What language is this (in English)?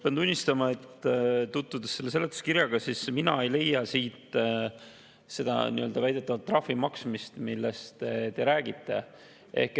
Estonian